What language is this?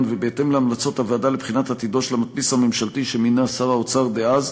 Hebrew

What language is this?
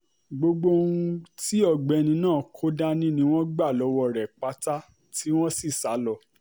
Yoruba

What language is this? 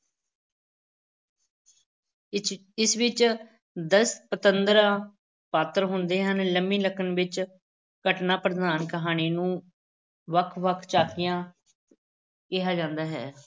Punjabi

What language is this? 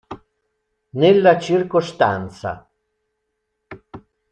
Italian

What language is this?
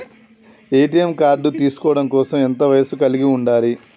Telugu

